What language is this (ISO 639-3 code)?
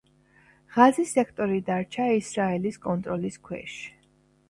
kat